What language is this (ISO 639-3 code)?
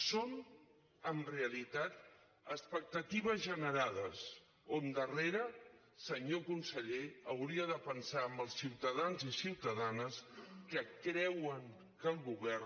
cat